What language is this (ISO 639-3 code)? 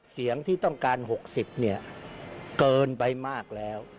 tha